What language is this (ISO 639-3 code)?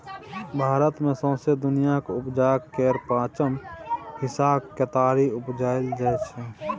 mai